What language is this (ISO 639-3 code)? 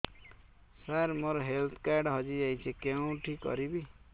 ori